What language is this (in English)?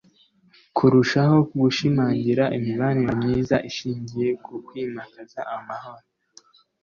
Kinyarwanda